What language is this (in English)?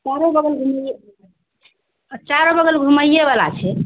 Maithili